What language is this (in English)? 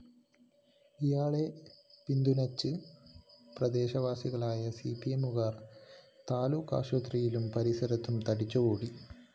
Malayalam